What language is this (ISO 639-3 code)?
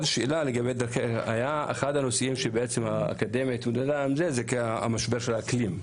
heb